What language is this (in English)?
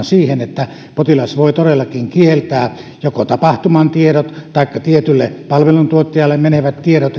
Finnish